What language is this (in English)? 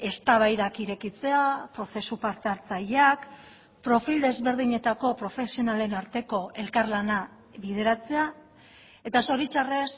Basque